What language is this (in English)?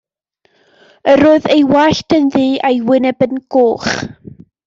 Welsh